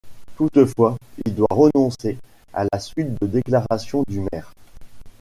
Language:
French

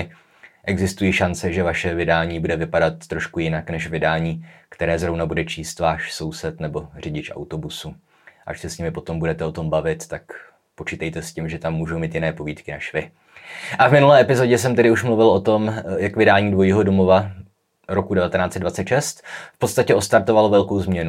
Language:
Czech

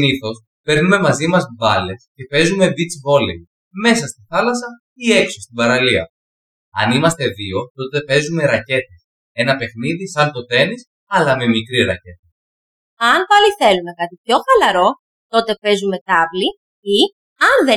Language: Greek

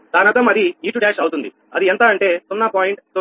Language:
Telugu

